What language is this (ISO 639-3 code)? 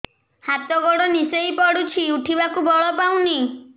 ori